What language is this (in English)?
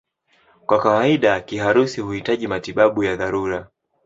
Swahili